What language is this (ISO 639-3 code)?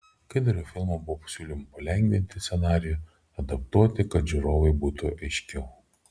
lit